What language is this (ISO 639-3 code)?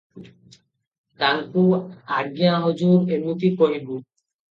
ori